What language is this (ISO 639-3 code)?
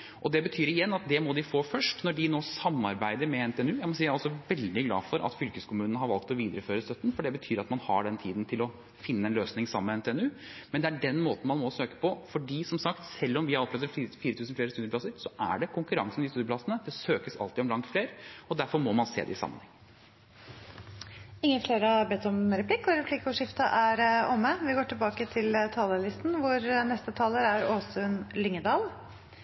nob